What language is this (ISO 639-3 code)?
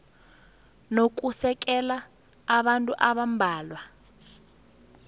nbl